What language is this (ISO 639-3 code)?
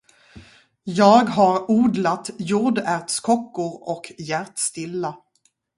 swe